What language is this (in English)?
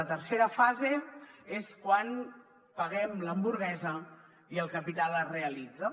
Catalan